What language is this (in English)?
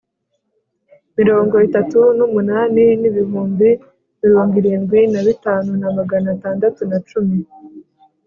Kinyarwanda